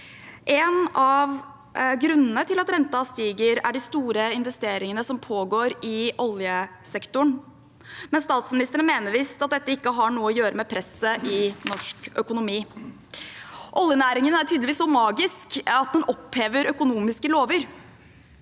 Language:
Norwegian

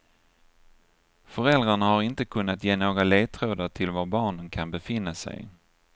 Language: Swedish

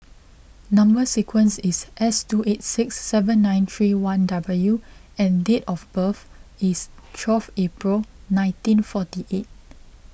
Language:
English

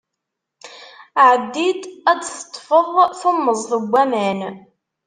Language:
Kabyle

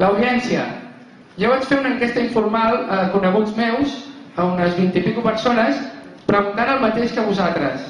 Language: Catalan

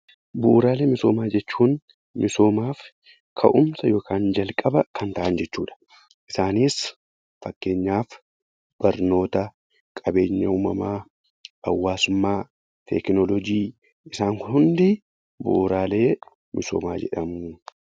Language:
Oromo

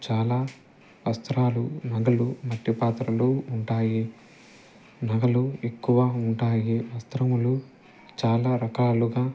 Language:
Telugu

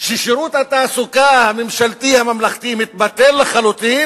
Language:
Hebrew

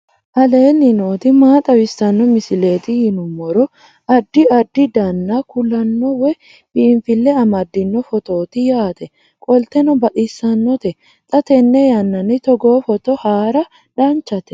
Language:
Sidamo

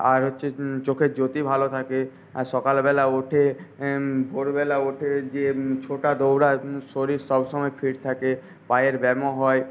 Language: Bangla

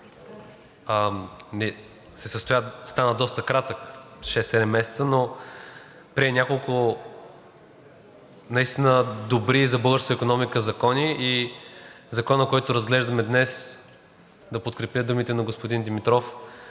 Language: Bulgarian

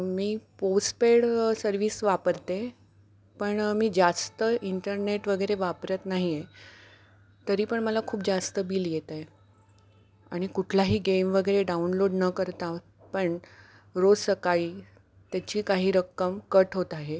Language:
Marathi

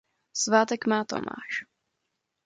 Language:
Czech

